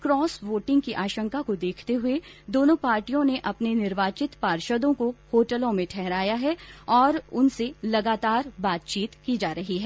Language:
Hindi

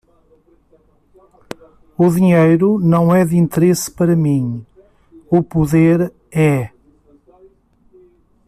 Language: Portuguese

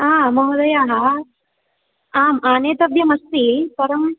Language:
Sanskrit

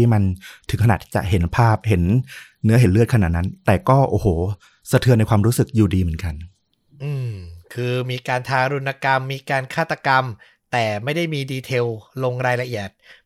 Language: Thai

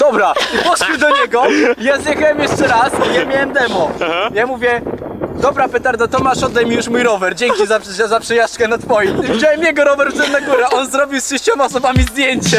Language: Polish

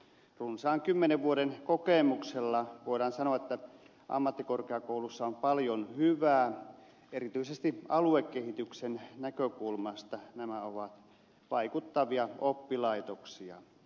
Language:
Finnish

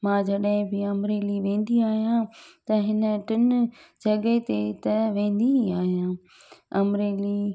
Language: Sindhi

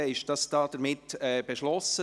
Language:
Swiss German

